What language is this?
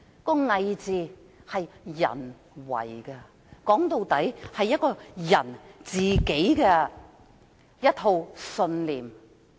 Cantonese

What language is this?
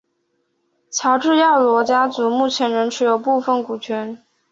Chinese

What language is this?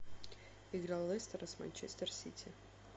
Russian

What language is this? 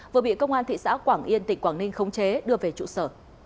Vietnamese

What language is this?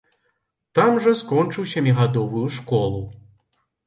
Belarusian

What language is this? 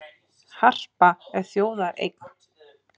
Icelandic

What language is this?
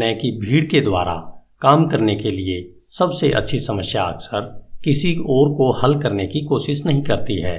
Hindi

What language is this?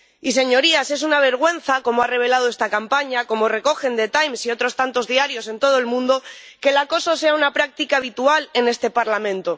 Spanish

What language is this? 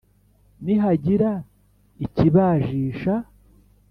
Kinyarwanda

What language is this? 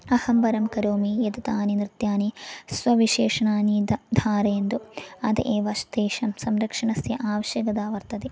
Sanskrit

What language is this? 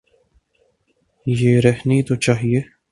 Urdu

